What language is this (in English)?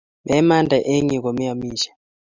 Kalenjin